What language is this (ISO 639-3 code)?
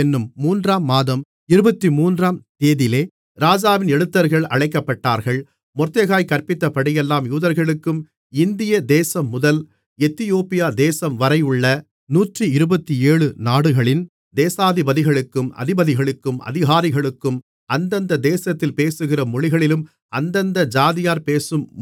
tam